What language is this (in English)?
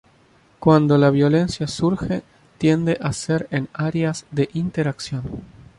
Spanish